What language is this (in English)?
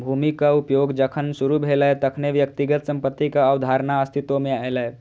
Maithili